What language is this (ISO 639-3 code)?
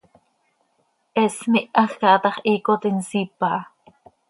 sei